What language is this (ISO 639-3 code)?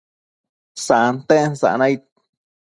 mcf